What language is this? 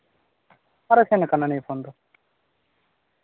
Santali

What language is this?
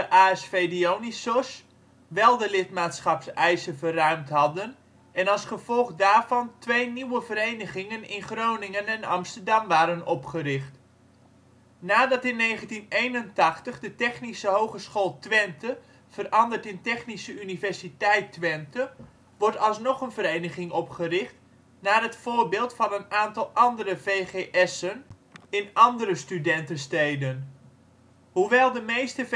Dutch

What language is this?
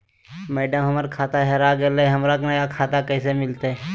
Magahi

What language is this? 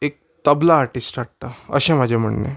Konkani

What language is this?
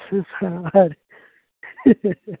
Konkani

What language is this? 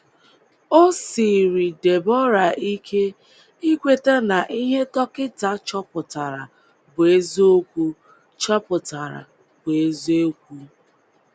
Igbo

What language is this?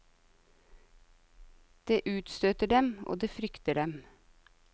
Norwegian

